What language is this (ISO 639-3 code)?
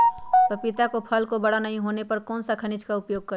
mag